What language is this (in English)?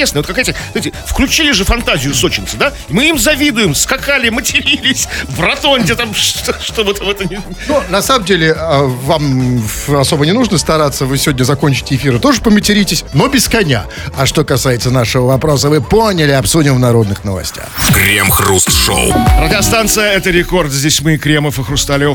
Russian